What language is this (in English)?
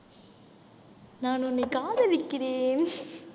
Tamil